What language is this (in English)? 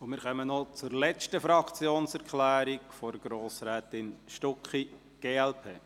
Swiss German